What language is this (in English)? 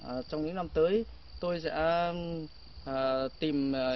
Vietnamese